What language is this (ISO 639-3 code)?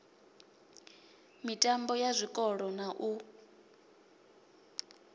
ven